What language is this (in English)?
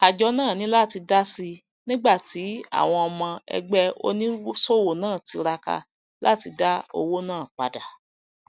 Yoruba